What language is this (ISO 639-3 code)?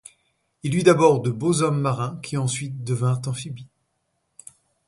fra